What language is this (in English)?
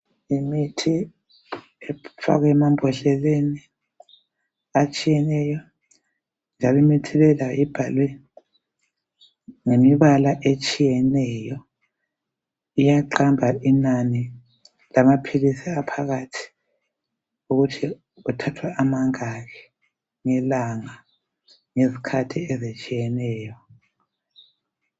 North Ndebele